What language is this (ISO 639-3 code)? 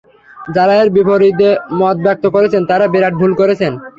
ben